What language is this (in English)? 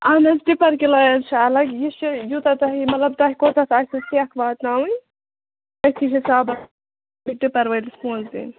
Kashmiri